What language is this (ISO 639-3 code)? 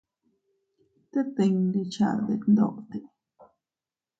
cut